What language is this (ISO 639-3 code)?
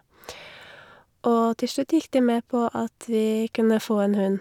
nor